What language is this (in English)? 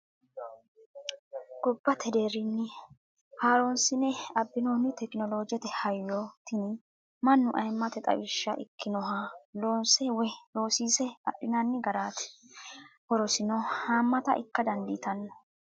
Sidamo